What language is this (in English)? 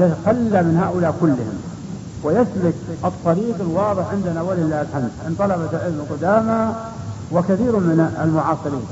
Arabic